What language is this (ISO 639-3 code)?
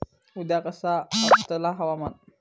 mar